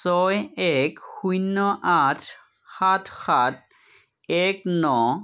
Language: Assamese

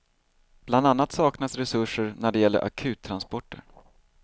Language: Swedish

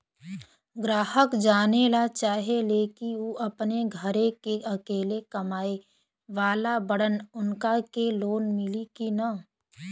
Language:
Bhojpuri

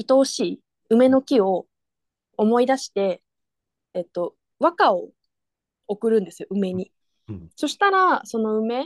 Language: Japanese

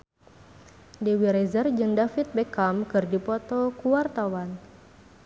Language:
Sundanese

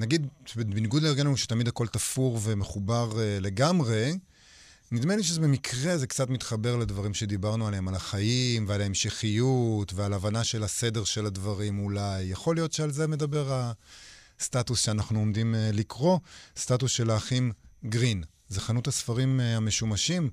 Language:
Hebrew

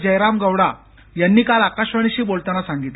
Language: Marathi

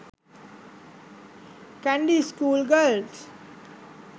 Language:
Sinhala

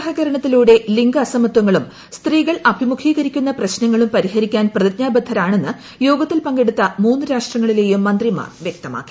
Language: Malayalam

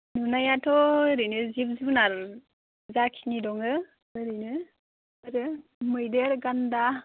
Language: Bodo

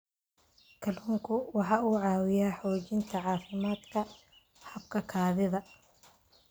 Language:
Somali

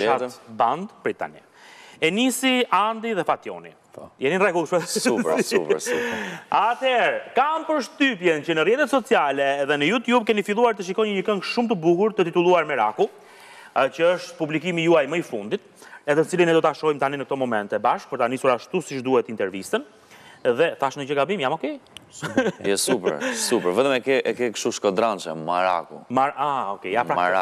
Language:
Romanian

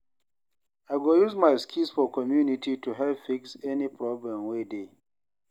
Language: Nigerian Pidgin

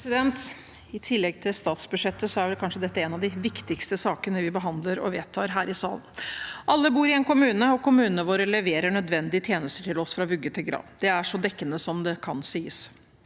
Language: Norwegian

